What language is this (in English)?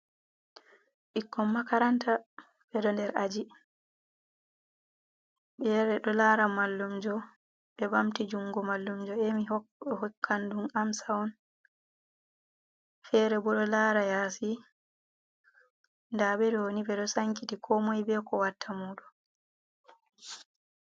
Fula